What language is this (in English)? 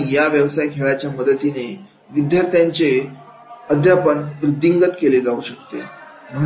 Marathi